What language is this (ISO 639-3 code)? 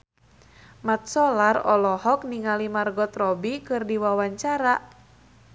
sun